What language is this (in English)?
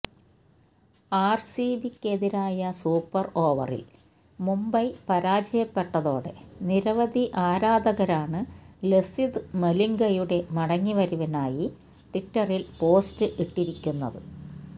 Malayalam